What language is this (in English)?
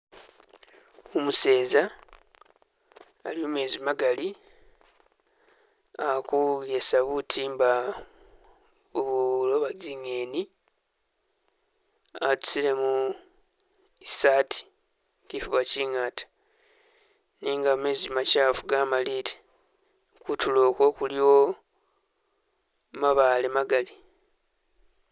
Masaaba